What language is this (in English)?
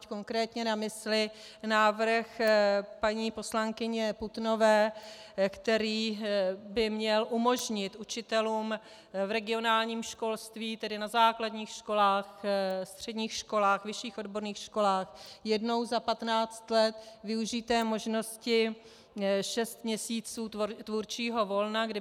Czech